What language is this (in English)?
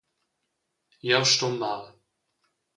Romansh